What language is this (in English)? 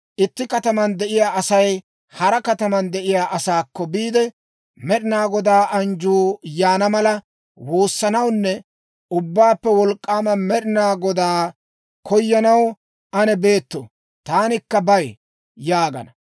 Dawro